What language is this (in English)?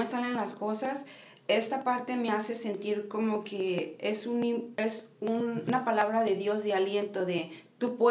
Spanish